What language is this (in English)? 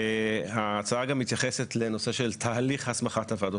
Hebrew